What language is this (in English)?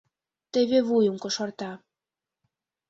Mari